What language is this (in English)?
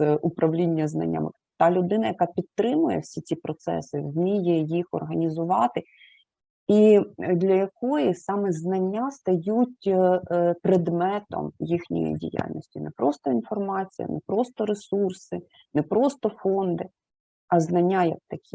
Ukrainian